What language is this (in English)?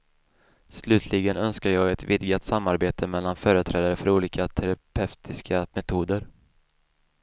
Swedish